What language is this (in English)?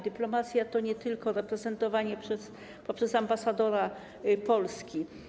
Polish